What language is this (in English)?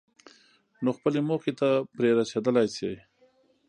Pashto